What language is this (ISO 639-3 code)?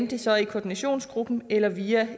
dan